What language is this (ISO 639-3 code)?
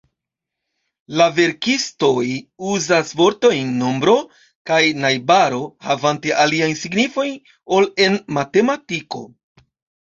epo